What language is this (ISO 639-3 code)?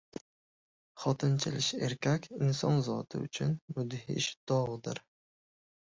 uzb